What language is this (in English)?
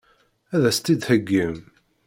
Kabyle